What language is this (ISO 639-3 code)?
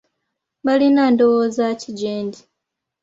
lug